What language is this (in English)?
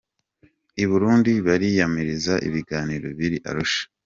Kinyarwanda